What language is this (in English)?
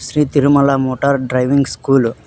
Kannada